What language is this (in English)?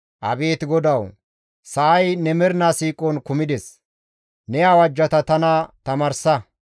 Gamo